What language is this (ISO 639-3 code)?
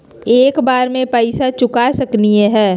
mag